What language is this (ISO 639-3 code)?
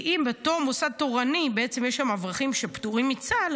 heb